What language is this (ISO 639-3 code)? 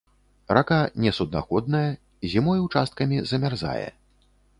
bel